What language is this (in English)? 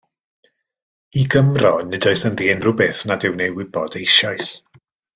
Welsh